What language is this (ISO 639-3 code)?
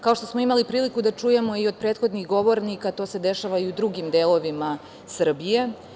srp